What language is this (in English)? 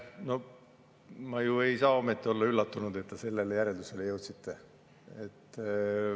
Estonian